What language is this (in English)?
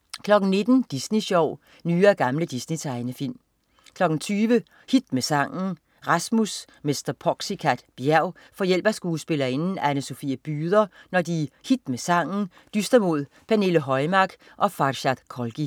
Danish